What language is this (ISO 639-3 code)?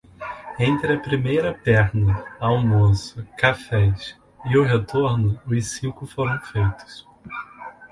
por